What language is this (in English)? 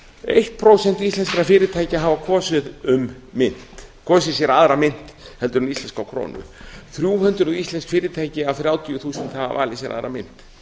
Icelandic